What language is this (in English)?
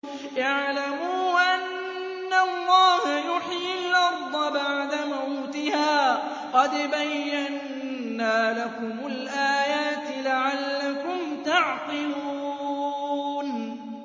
Arabic